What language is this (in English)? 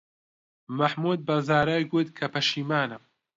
Central Kurdish